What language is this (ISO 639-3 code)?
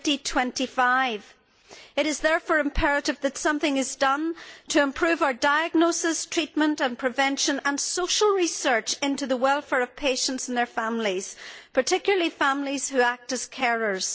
eng